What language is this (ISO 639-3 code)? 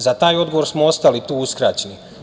srp